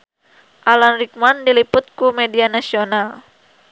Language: Sundanese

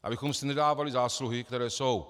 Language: Czech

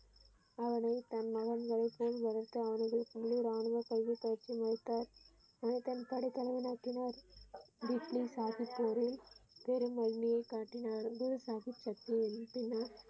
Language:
Tamil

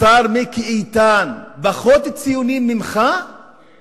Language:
Hebrew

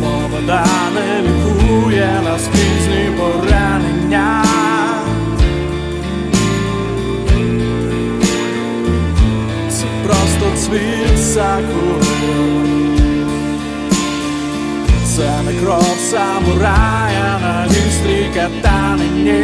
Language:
Ukrainian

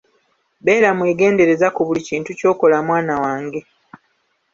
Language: Ganda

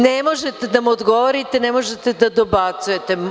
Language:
Serbian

